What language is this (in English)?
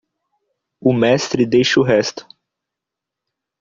Portuguese